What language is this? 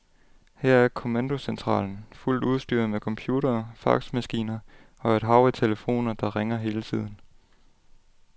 Danish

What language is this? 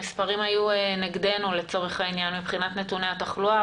Hebrew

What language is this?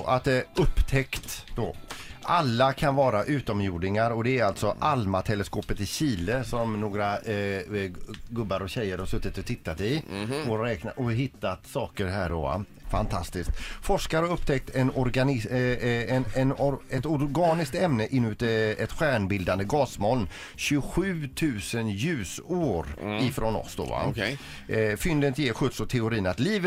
Swedish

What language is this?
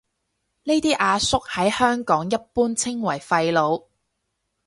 Cantonese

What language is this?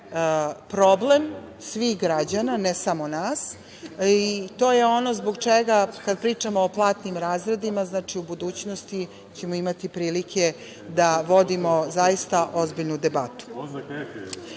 Serbian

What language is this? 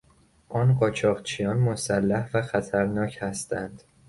Persian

